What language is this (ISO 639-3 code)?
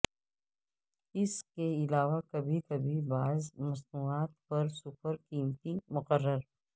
urd